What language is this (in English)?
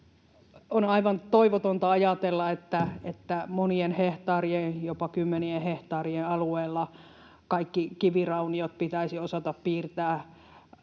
Finnish